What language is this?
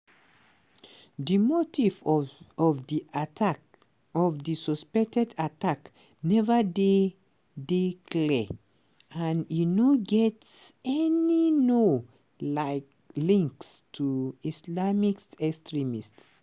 Nigerian Pidgin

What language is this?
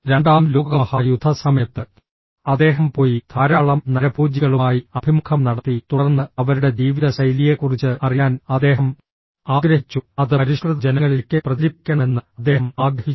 Malayalam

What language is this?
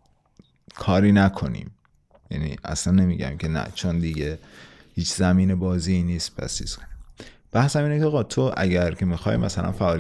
Persian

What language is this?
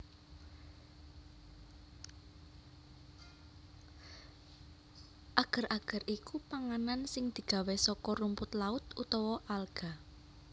Javanese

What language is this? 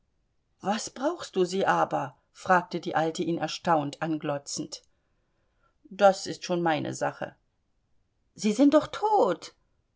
German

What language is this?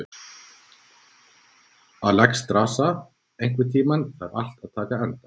Icelandic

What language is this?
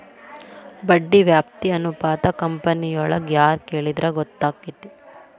Kannada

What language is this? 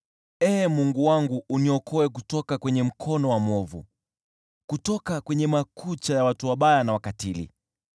Swahili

